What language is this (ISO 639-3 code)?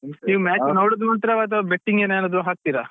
kan